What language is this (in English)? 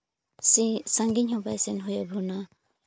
Santali